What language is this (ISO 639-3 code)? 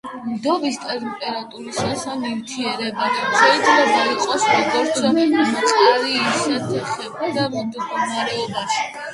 kat